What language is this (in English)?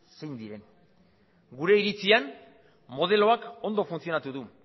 Basque